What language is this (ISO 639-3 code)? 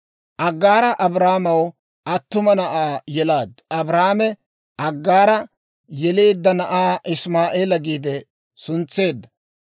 dwr